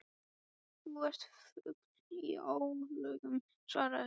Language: Icelandic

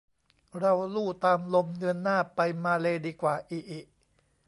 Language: Thai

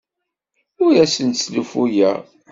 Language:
Kabyle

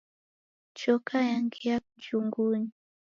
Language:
Taita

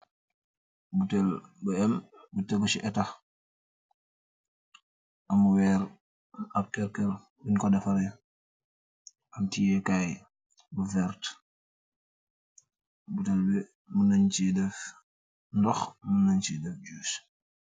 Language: Wolof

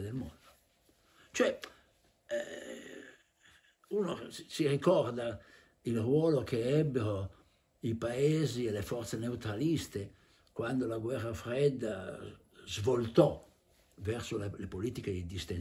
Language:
Italian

